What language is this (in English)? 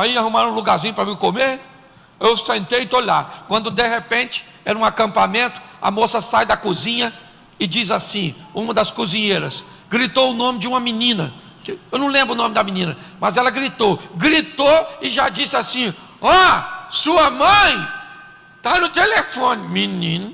Portuguese